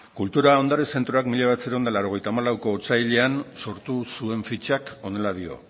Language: Basque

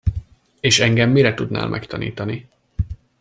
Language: Hungarian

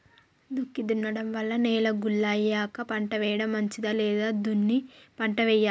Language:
Telugu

